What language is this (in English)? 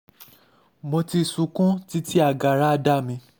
Yoruba